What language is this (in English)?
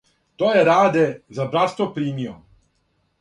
Serbian